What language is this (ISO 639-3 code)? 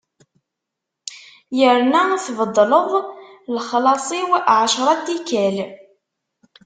kab